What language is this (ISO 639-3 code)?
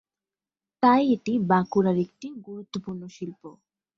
ben